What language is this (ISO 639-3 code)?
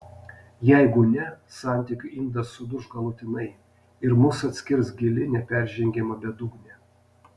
lit